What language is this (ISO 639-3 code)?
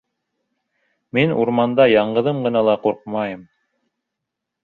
bak